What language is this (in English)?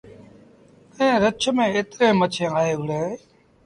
Sindhi Bhil